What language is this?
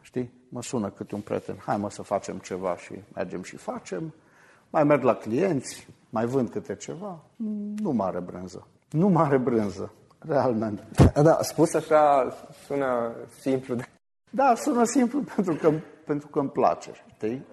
Romanian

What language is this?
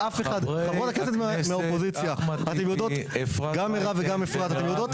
Hebrew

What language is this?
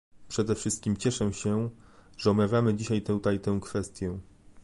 Polish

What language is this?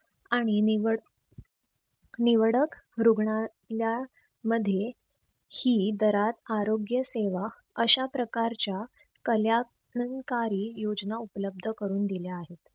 Marathi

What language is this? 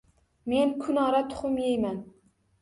Uzbek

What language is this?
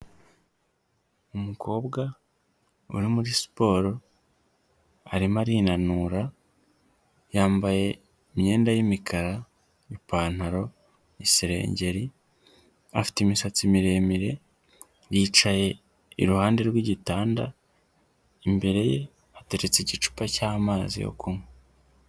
Kinyarwanda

